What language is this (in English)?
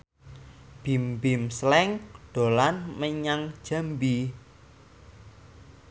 Javanese